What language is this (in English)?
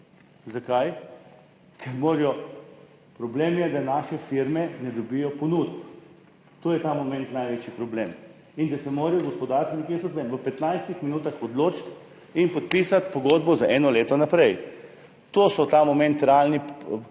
Slovenian